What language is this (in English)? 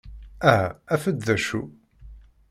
Kabyle